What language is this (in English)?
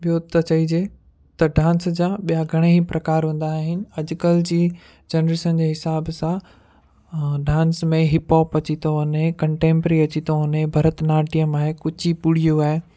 Sindhi